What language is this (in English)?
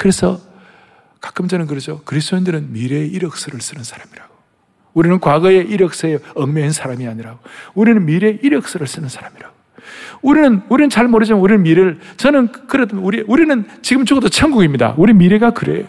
Korean